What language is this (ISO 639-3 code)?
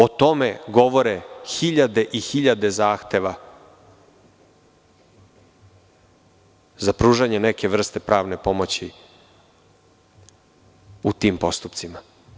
srp